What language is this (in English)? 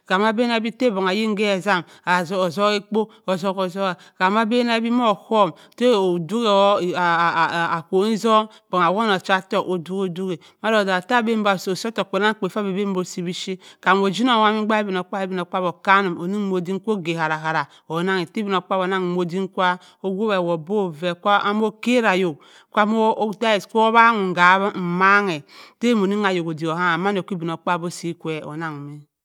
Cross River Mbembe